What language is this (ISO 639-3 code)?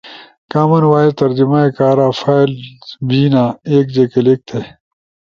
ush